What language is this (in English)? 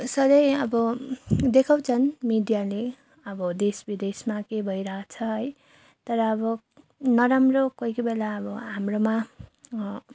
Nepali